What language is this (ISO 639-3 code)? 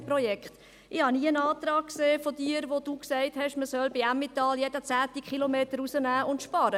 gsw